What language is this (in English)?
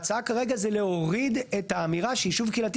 Hebrew